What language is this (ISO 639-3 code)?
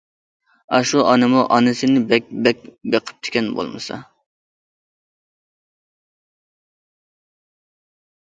uig